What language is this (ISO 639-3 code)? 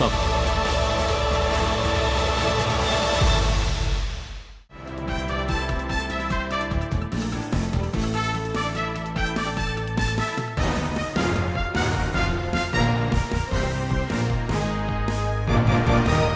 vie